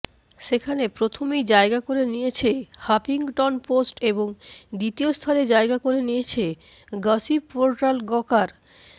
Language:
Bangla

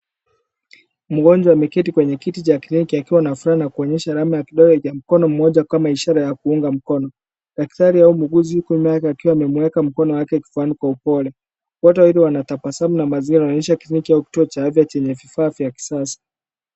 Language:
Swahili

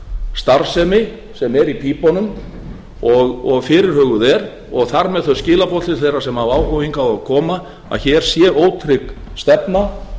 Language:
Icelandic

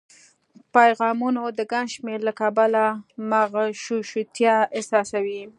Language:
Pashto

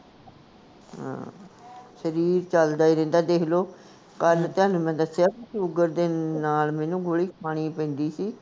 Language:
Punjabi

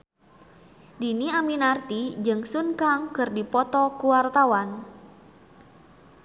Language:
Sundanese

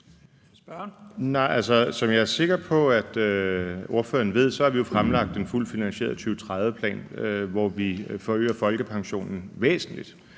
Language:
Danish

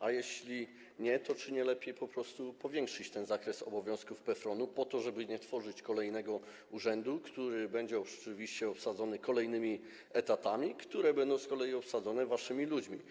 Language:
Polish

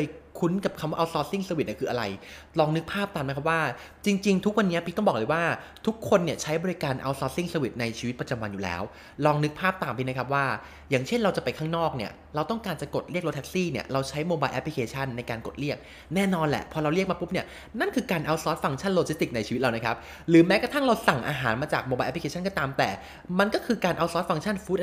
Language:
Thai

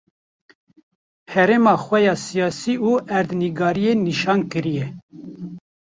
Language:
Kurdish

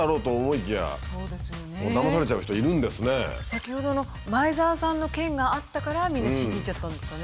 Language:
Japanese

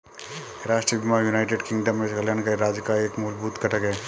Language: Hindi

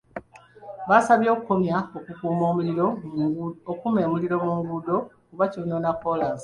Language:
Ganda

